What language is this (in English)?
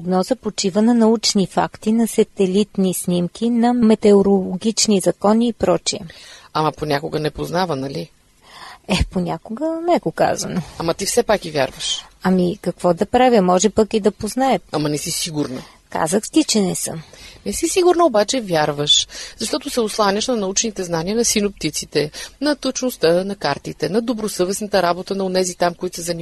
Bulgarian